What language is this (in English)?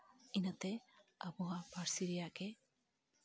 Santali